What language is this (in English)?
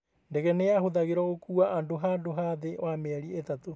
Kikuyu